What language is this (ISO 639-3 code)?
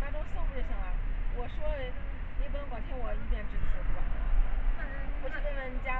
zho